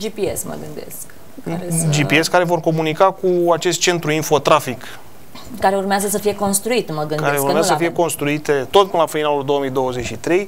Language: Romanian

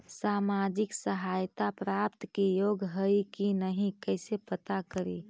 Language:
Magahi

